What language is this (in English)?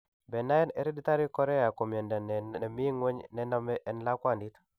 Kalenjin